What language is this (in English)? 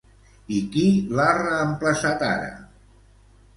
Catalan